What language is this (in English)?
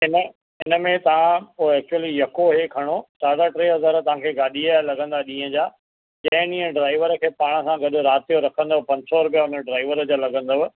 Sindhi